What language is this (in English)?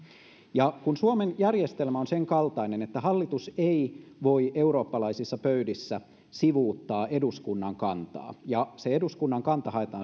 Finnish